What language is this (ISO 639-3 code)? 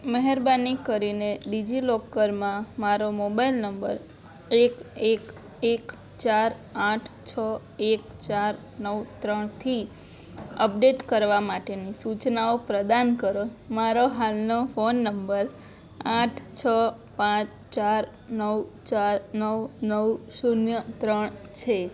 guj